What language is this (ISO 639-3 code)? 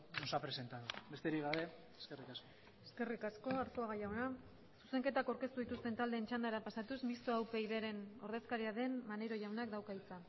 eus